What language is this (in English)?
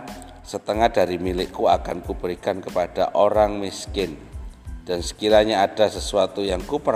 Indonesian